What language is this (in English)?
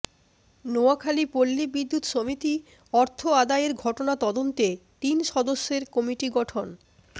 Bangla